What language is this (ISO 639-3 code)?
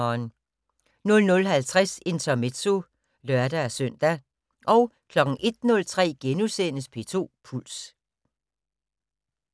dan